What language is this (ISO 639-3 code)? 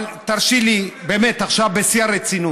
heb